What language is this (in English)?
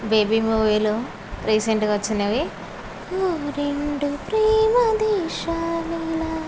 Telugu